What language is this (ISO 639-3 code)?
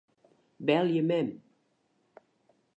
fry